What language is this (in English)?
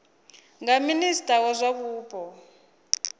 Venda